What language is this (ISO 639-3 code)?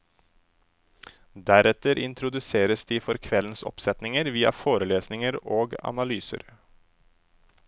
nor